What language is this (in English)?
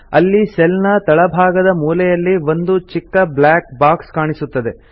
Kannada